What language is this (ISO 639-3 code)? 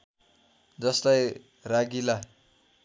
nep